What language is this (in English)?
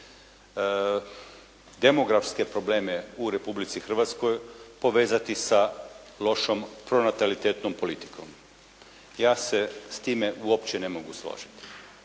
Croatian